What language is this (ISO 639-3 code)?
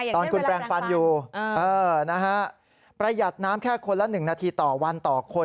tha